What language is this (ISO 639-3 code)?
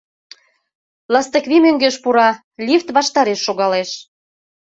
chm